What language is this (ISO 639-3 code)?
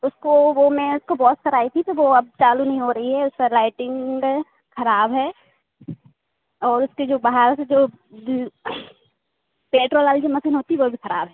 hin